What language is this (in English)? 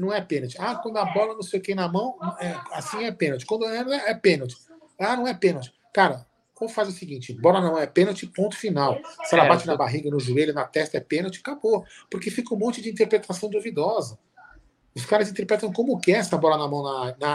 Portuguese